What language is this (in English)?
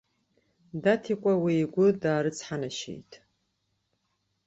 Abkhazian